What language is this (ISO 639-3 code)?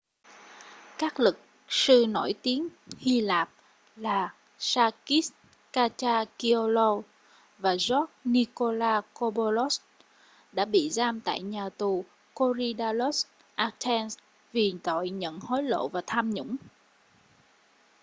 vie